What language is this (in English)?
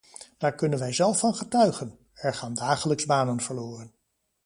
Dutch